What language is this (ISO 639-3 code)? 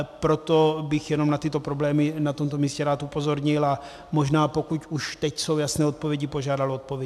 ces